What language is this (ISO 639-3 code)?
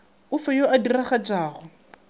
nso